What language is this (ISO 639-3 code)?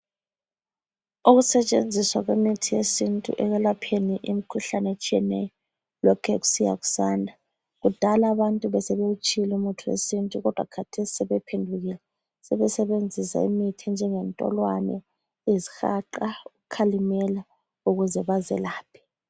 nde